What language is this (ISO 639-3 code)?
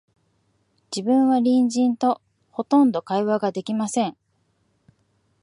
jpn